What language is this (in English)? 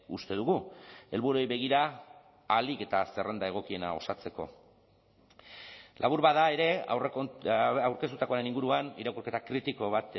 Basque